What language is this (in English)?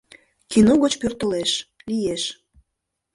Mari